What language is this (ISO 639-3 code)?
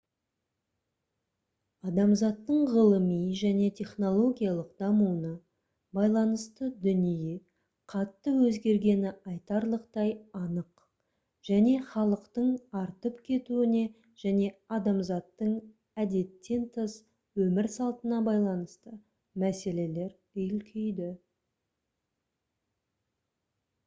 kaz